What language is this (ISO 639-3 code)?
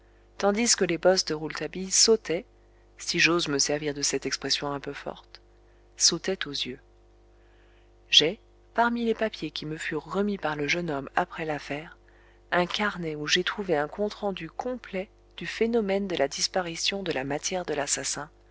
fra